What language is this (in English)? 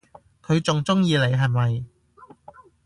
Cantonese